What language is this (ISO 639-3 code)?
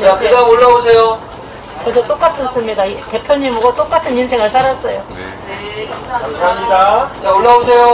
kor